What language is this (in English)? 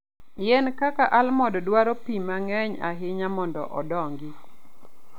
Luo (Kenya and Tanzania)